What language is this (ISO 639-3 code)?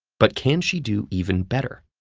eng